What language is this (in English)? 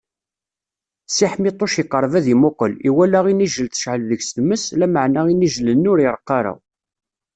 Kabyle